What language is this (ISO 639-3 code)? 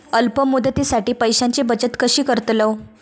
mar